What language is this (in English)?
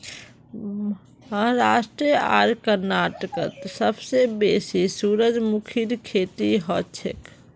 Magahi